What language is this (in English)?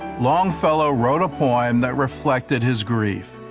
English